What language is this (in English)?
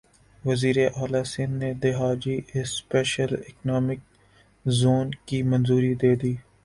Urdu